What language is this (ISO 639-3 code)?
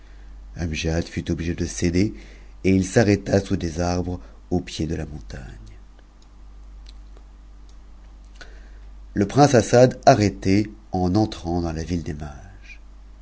fra